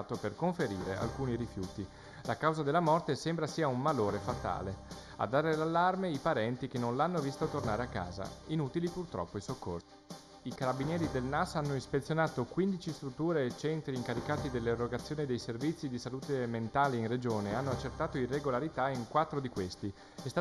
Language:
Italian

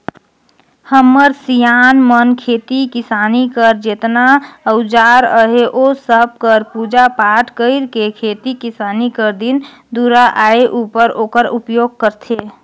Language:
Chhattisgarhi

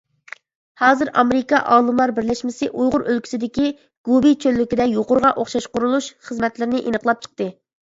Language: Uyghur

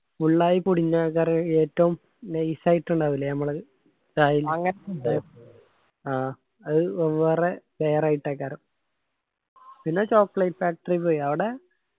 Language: Malayalam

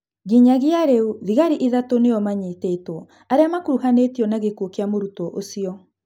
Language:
Kikuyu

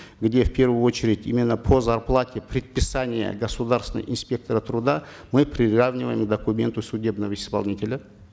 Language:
Kazakh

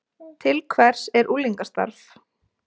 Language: Icelandic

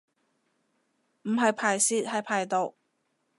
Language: Cantonese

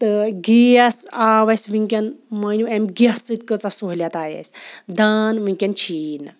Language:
Kashmiri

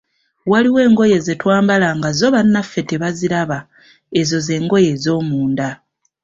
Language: Ganda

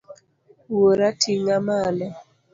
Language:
Luo (Kenya and Tanzania)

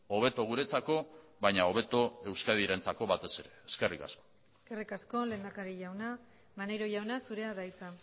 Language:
Basque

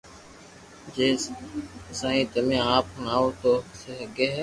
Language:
Loarki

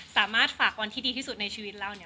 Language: Thai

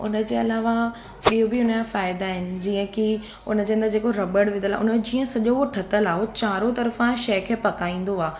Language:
Sindhi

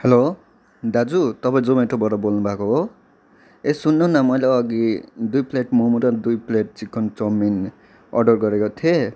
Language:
Nepali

